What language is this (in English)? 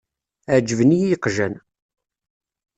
Kabyle